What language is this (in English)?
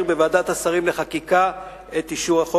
Hebrew